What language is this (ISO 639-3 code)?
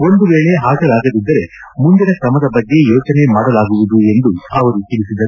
kan